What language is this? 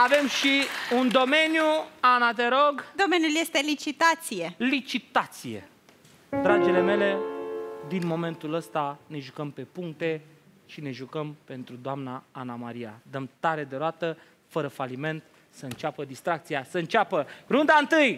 Romanian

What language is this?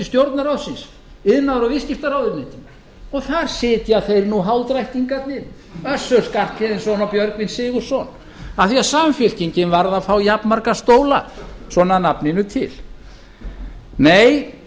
Icelandic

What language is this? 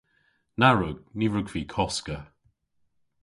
Cornish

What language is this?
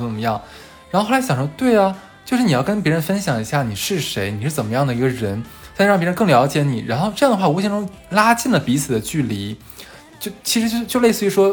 Chinese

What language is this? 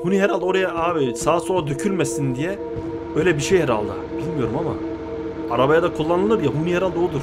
Turkish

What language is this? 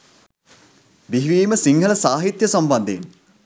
Sinhala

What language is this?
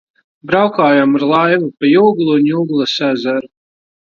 Latvian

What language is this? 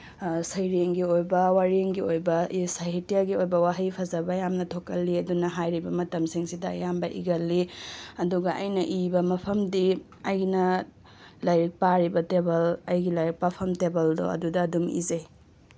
Manipuri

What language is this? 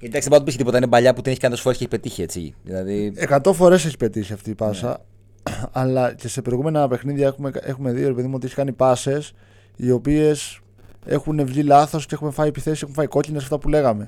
Greek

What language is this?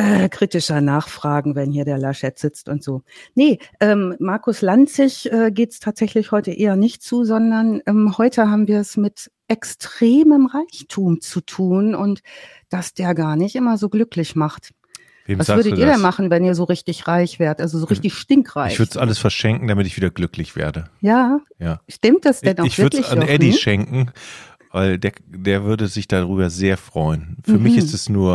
German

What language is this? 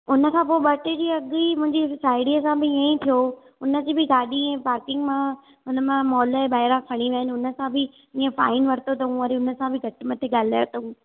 Sindhi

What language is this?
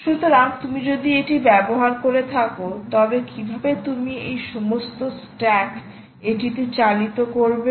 Bangla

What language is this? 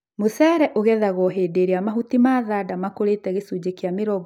Kikuyu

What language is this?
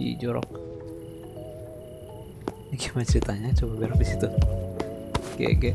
Indonesian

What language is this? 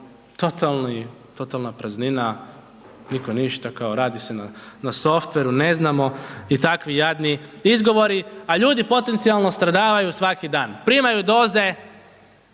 Croatian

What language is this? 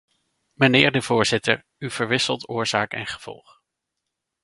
Dutch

